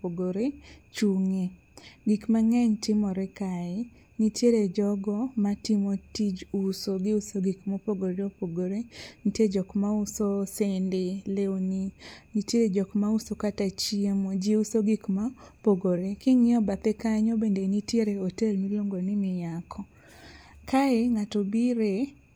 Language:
Luo (Kenya and Tanzania)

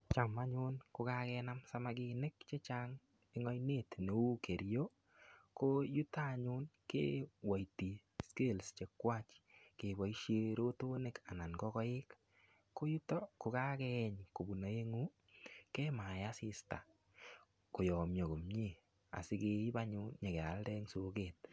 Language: Kalenjin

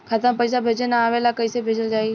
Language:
Bhojpuri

